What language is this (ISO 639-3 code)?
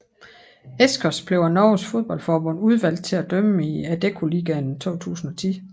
dan